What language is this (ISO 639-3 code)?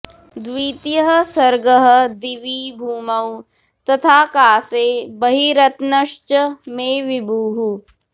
san